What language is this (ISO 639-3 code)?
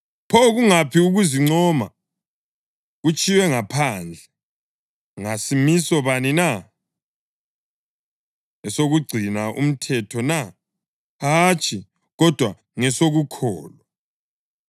nde